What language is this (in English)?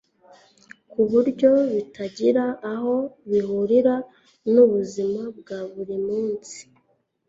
Kinyarwanda